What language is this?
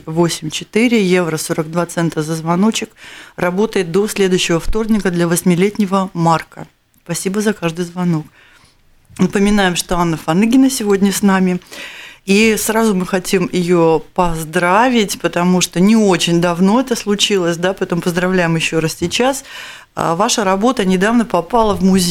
Russian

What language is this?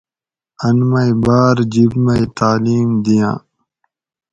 Gawri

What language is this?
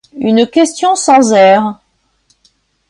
French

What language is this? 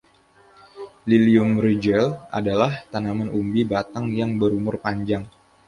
Indonesian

